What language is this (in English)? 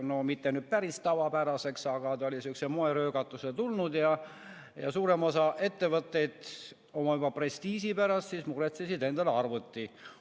Estonian